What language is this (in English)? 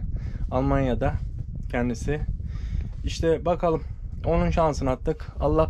Turkish